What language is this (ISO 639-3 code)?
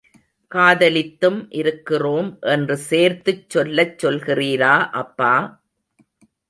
tam